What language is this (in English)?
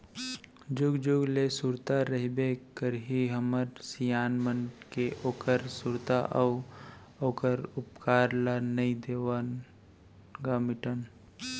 Chhattisgarhi